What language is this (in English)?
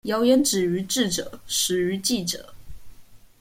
Chinese